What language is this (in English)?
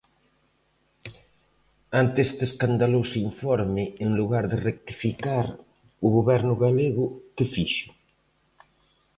Galician